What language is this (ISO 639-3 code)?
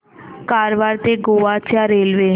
mar